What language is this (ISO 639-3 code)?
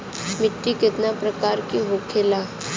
bho